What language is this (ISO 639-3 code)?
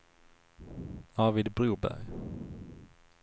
swe